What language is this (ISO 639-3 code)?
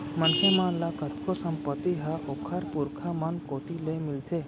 hne